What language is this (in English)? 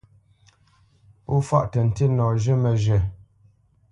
Bamenyam